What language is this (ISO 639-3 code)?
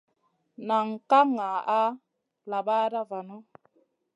mcn